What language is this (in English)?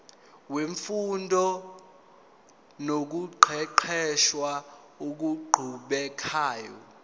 Zulu